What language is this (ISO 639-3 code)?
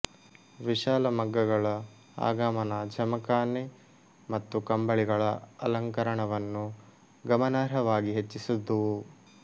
kan